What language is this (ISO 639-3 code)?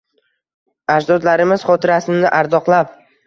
uzb